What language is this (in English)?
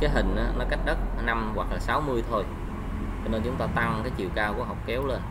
Vietnamese